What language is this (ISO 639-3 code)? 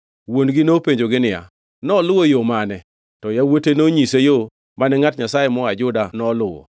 luo